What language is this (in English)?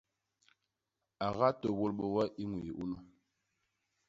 Basaa